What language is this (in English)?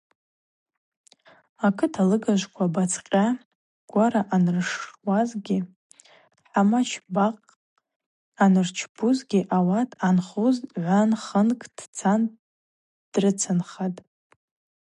Abaza